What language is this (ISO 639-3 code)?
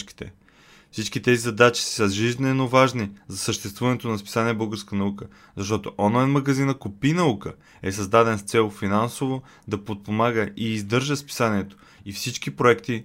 bul